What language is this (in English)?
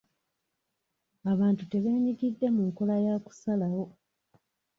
Ganda